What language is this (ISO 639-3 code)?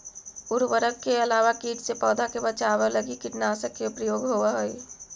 mag